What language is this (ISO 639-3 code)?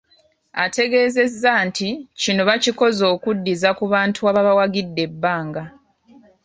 lug